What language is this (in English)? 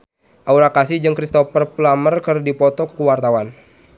Sundanese